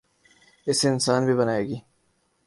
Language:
Urdu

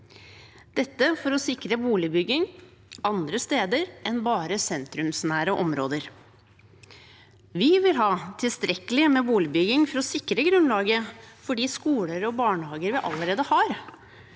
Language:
Norwegian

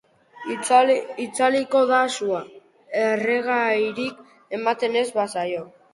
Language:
Basque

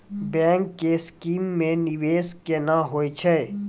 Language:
Maithili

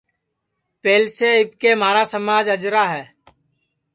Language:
Sansi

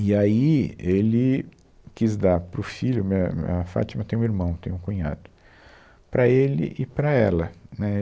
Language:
Portuguese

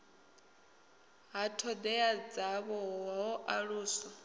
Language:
Venda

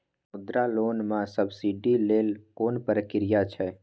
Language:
Maithili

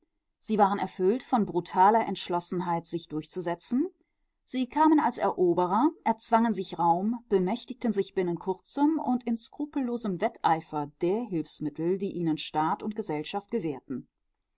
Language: German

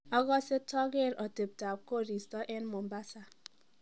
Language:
Kalenjin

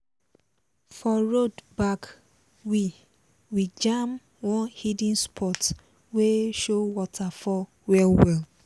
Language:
Nigerian Pidgin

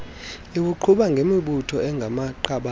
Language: Xhosa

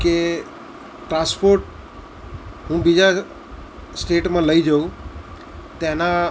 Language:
Gujarati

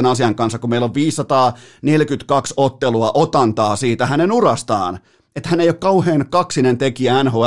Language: Finnish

